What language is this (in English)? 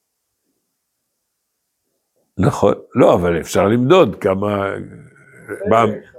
Hebrew